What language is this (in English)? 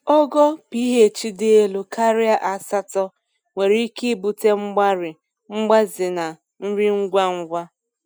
Igbo